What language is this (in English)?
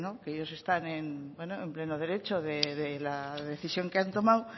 Spanish